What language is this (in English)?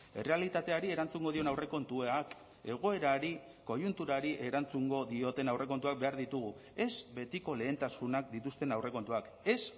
Basque